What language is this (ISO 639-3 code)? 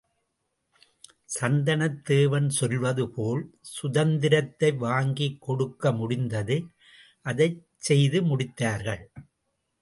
tam